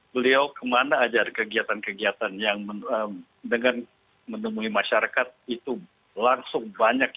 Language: Indonesian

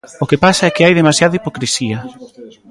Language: Galician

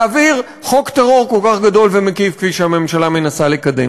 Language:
Hebrew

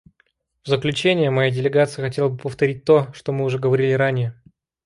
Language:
Russian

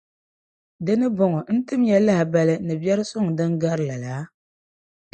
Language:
Dagbani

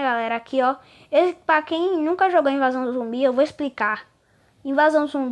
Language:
Portuguese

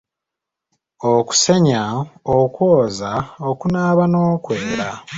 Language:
Ganda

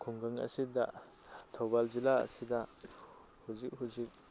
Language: Manipuri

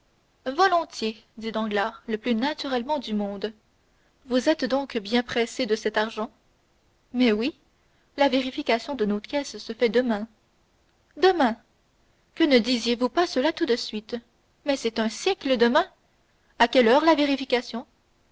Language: French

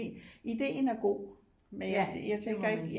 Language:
Danish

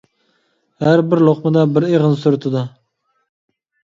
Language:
Uyghur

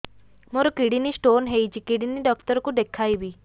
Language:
Odia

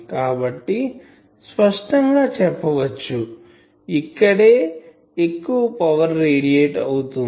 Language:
Telugu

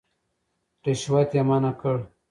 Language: Pashto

